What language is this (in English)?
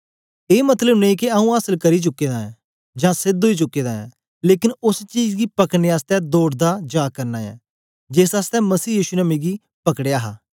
Dogri